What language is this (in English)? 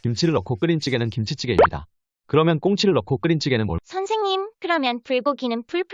Korean